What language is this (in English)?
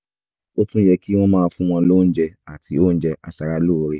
Yoruba